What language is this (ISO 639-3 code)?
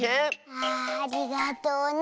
jpn